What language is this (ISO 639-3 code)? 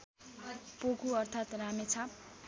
nep